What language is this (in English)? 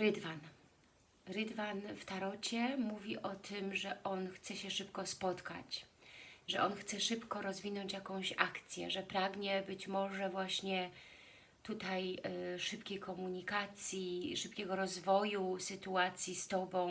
Polish